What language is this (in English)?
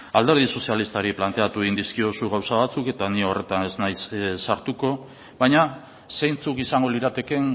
Basque